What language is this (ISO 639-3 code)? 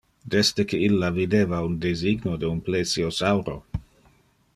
ina